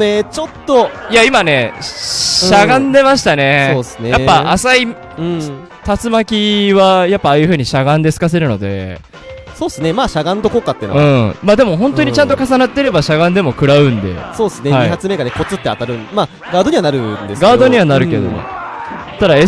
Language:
Japanese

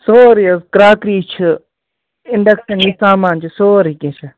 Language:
Kashmiri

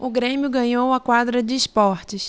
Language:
Portuguese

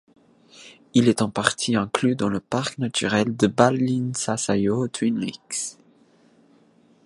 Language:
French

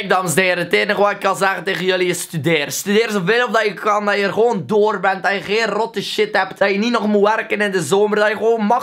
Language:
Dutch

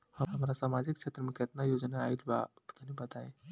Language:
Bhojpuri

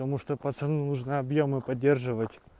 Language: Russian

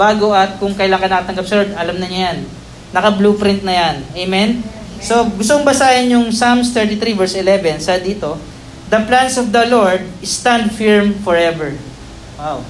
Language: Filipino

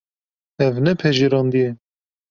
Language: Kurdish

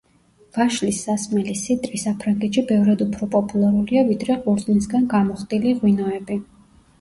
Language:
Georgian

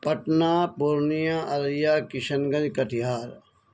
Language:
Urdu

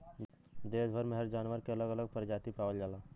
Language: Bhojpuri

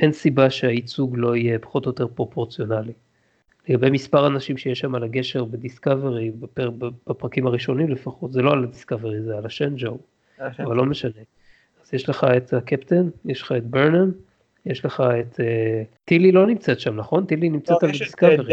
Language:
Hebrew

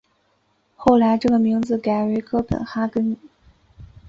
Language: Chinese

